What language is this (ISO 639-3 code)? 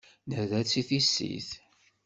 kab